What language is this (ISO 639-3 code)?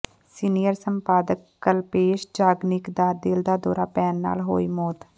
pan